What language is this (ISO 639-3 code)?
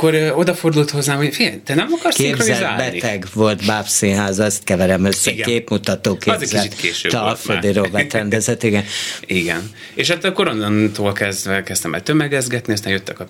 hun